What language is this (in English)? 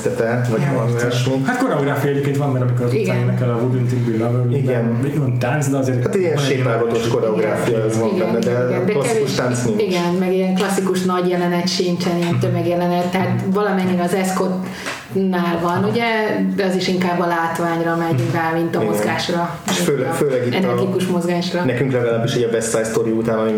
Hungarian